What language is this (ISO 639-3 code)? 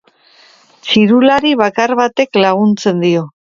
eus